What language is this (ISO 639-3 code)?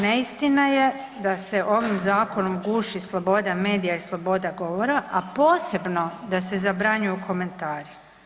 hrv